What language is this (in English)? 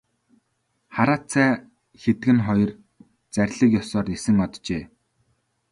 Mongolian